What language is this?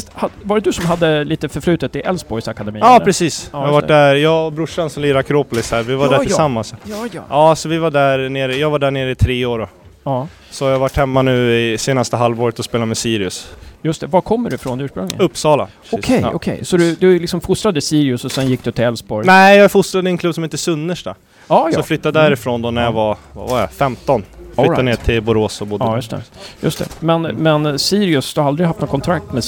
Swedish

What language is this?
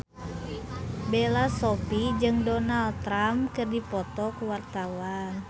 Sundanese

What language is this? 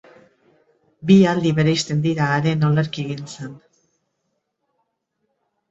Basque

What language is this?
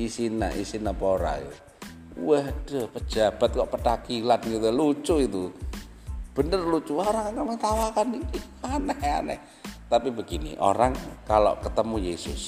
Indonesian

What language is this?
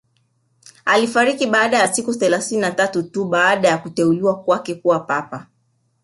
Swahili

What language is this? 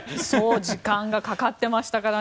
Japanese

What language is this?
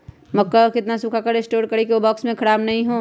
Magahi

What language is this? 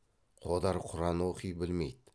Kazakh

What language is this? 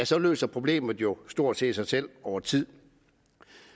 Danish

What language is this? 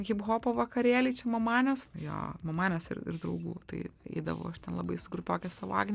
Lithuanian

